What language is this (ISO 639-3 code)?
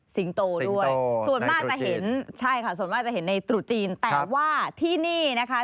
tha